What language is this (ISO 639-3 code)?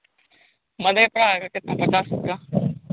hin